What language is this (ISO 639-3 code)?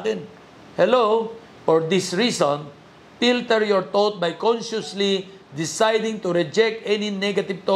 fil